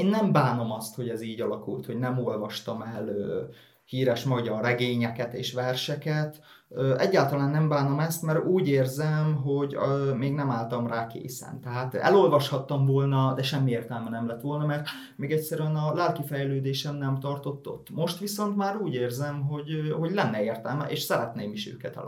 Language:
Hungarian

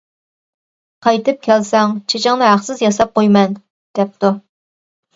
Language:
Uyghur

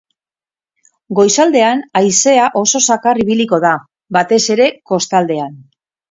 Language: Basque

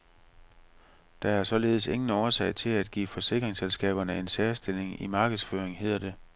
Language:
Danish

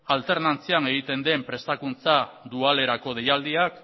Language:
Basque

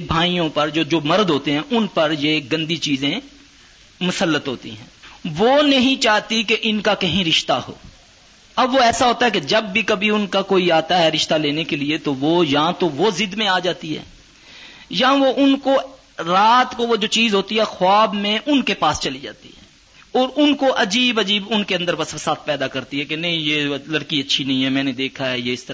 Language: Urdu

